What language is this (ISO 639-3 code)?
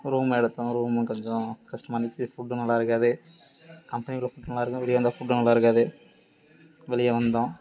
tam